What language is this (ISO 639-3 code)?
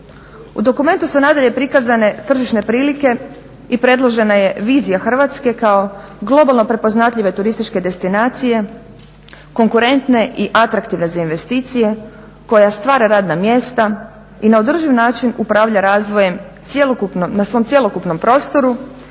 hrv